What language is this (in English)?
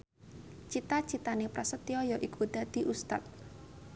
Javanese